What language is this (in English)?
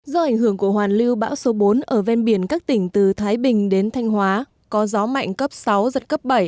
Vietnamese